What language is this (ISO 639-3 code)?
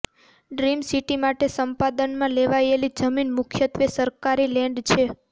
guj